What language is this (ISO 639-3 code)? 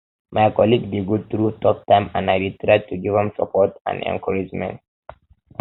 pcm